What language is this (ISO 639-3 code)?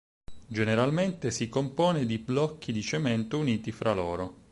ita